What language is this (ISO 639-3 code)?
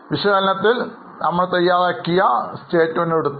mal